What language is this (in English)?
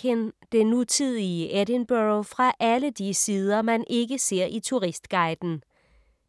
Danish